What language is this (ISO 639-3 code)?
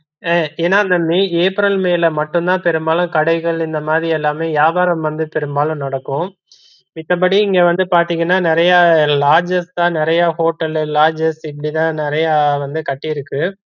tam